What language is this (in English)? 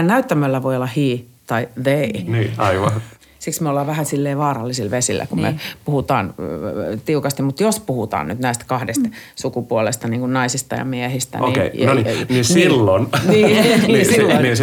Finnish